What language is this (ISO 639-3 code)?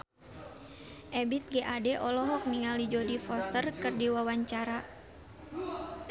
sun